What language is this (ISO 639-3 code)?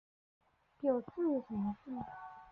zho